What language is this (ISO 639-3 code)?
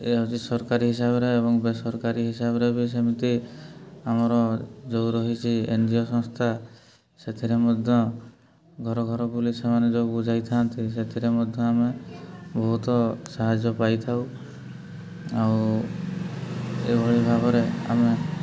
ori